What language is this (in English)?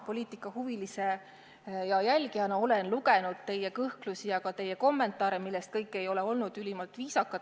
Estonian